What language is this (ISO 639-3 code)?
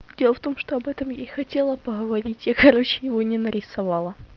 rus